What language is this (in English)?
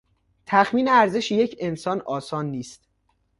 Persian